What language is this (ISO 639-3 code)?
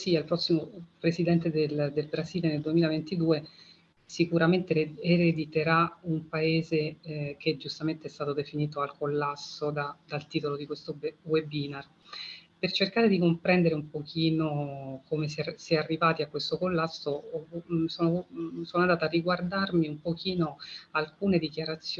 ita